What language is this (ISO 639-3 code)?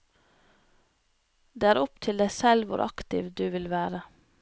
nor